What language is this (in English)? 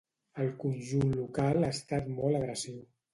Catalan